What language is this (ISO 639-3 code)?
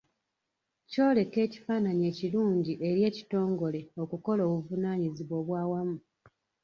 lug